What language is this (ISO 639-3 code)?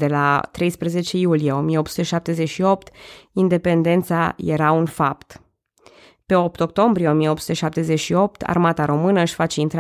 ron